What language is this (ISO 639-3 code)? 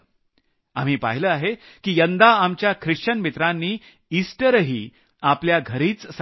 mar